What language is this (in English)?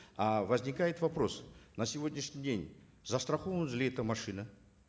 Kazakh